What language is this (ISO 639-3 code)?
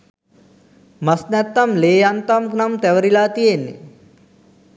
sin